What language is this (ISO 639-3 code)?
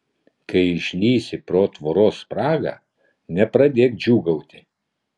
lit